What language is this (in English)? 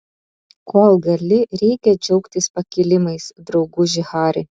Lithuanian